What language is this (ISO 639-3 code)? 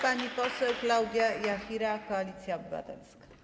pol